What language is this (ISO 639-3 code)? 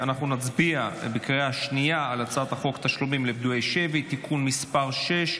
heb